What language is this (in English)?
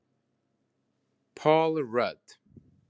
Icelandic